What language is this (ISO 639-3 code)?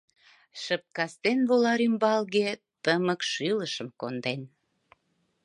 chm